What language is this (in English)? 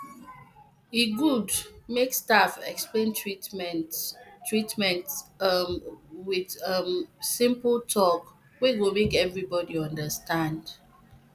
Nigerian Pidgin